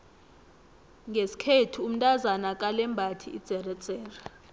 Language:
South Ndebele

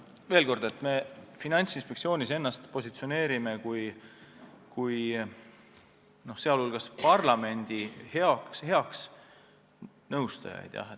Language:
Estonian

